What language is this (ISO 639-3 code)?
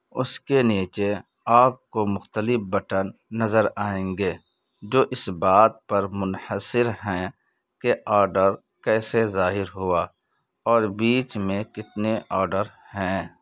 urd